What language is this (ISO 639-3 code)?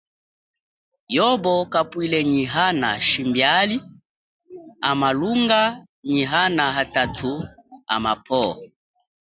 cjk